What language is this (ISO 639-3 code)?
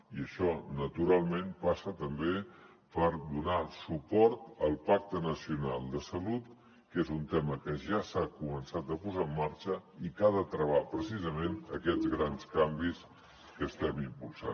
cat